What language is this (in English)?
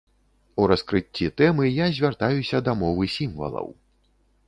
Belarusian